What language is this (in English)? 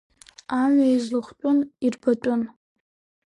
Abkhazian